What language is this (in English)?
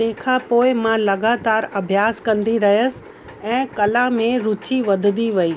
Sindhi